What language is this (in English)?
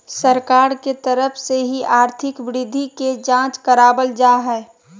Magahi